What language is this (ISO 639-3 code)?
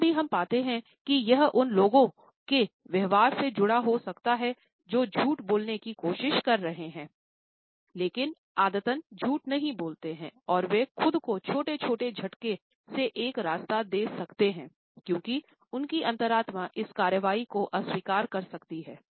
hin